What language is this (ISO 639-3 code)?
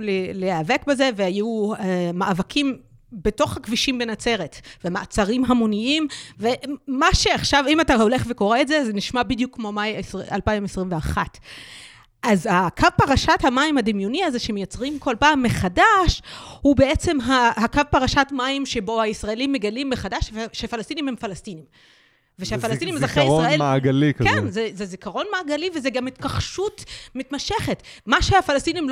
heb